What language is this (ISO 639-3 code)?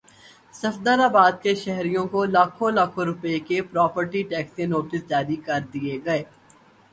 urd